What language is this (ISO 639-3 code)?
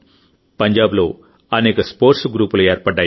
tel